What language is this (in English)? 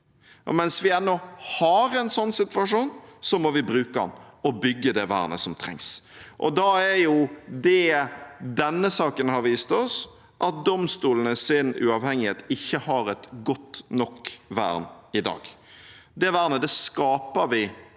Norwegian